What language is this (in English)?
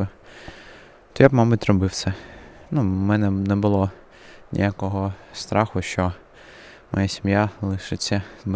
Ukrainian